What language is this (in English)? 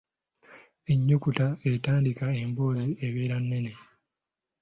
Ganda